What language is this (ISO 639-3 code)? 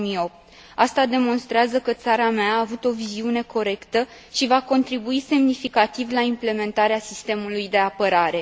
ron